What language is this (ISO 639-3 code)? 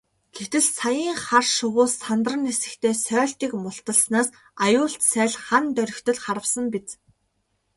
mon